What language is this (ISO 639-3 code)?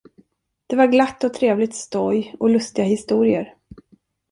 swe